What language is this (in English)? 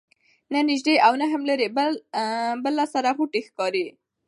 Pashto